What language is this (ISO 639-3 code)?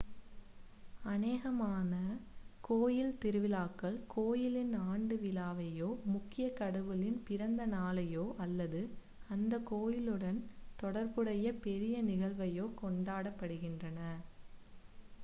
tam